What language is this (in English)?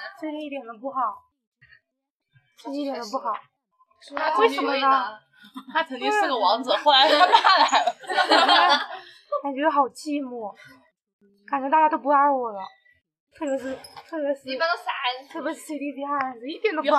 Chinese